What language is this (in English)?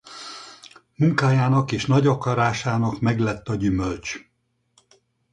Hungarian